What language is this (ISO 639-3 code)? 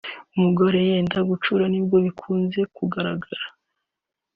kin